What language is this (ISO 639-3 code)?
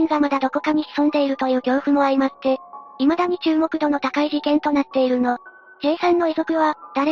jpn